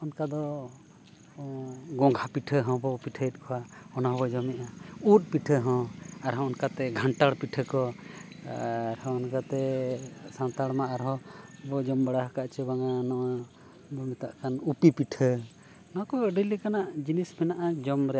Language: Santali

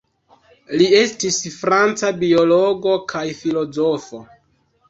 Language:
Esperanto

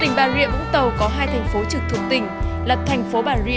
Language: Vietnamese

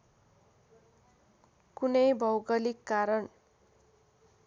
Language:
Nepali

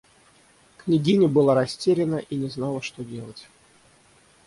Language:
Russian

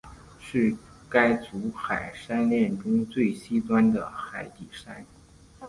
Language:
Chinese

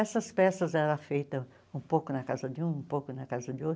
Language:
Portuguese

